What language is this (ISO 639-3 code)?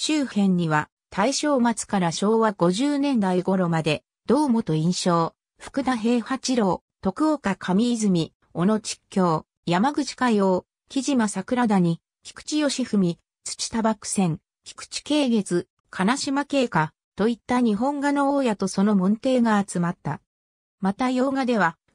jpn